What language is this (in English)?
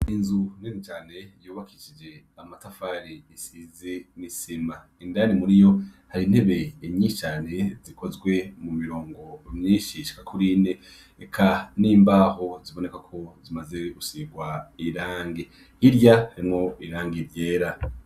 Rundi